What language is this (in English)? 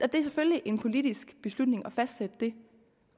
Danish